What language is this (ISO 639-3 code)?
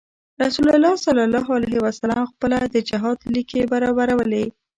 pus